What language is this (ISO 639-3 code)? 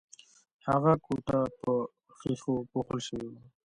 pus